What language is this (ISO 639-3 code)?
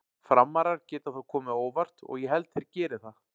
isl